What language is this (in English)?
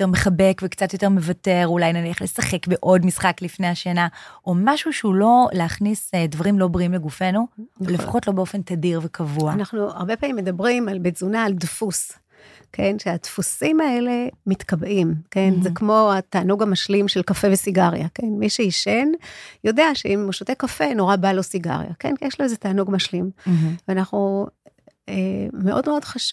Hebrew